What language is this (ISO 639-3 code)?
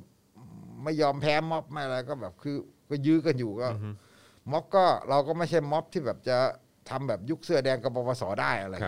tha